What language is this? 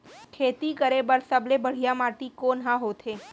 Chhattisgarhi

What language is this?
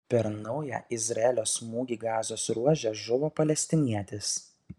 Lithuanian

